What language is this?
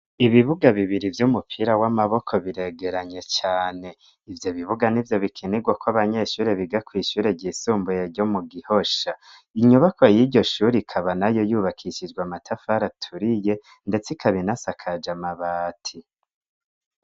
Rundi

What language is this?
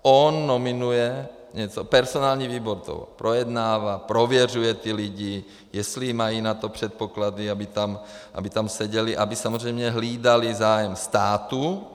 Czech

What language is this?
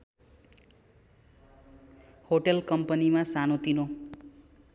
Nepali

